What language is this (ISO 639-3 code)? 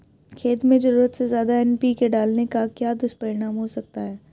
hin